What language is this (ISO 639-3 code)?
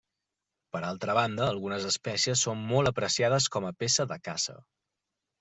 cat